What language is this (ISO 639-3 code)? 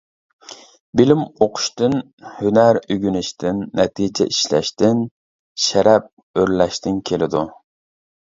uig